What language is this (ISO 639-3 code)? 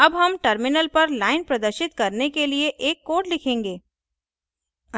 hin